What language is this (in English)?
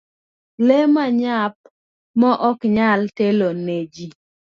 Luo (Kenya and Tanzania)